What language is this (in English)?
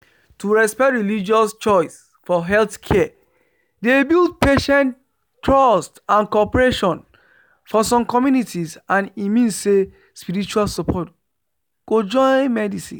Nigerian Pidgin